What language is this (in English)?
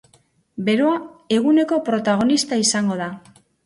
Basque